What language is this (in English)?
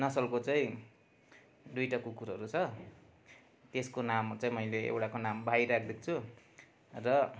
Nepali